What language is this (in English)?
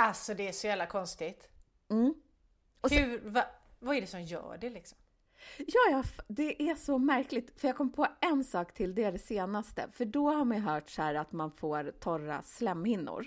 Swedish